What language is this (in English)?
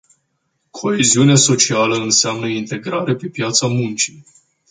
Romanian